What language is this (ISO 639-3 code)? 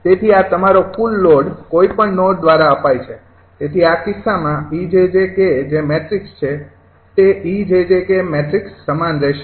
guj